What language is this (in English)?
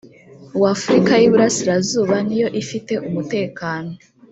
Kinyarwanda